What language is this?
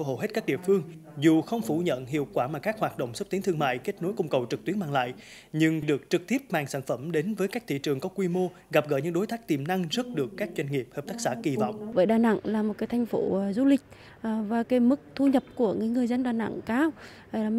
Vietnamese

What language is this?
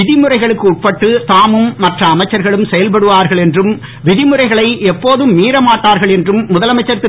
Tamil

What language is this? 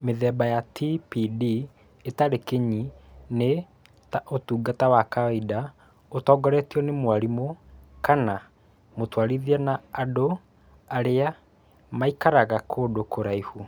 Kikuyu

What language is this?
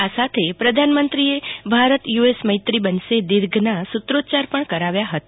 Gujarati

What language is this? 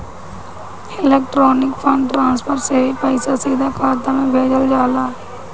Bhojpuri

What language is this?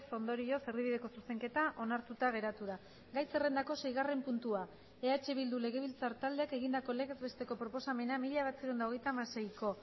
Basque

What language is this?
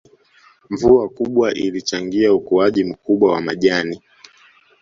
Swahili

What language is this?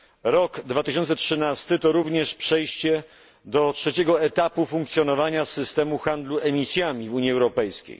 Polish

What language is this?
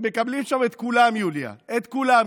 Hebrew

